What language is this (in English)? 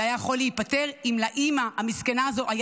Hebrew